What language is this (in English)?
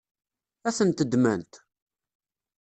Kabyle